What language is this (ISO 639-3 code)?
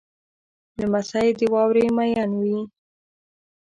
pus